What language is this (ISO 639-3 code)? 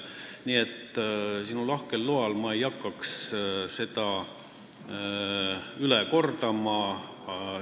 est